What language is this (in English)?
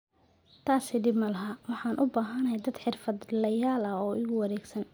Somali